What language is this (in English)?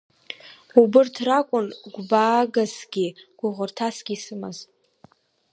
Abkhazian